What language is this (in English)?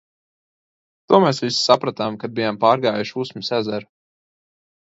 Latvian